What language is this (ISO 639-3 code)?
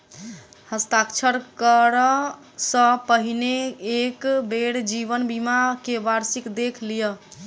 mai